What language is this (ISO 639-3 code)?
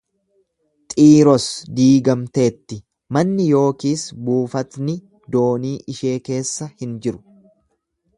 orm